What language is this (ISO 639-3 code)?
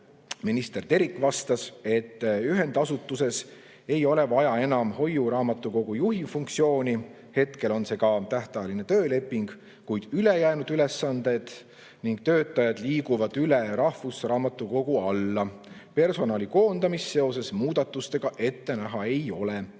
est